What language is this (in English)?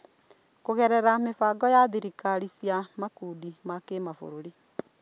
Kikuyu